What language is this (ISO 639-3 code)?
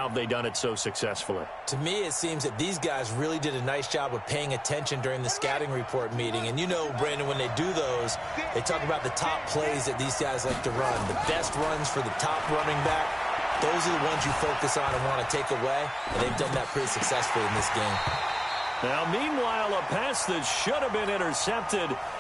eng